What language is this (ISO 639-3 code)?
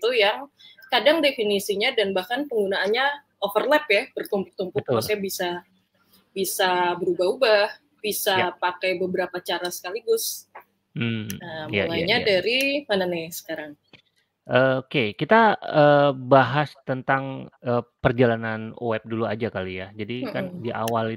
ind